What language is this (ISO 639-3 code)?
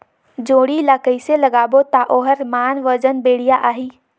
hne